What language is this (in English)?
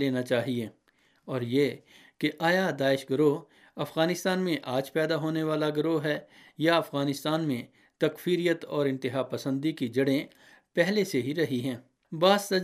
Urdu